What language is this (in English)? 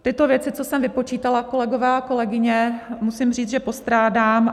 Czech